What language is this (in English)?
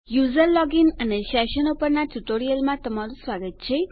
Gujarati